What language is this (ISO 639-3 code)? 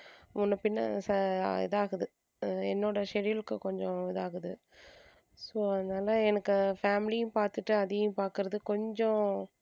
tam